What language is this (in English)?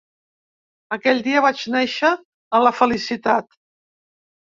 Catalan